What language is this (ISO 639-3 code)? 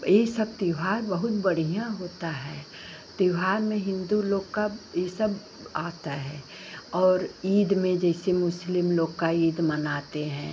hin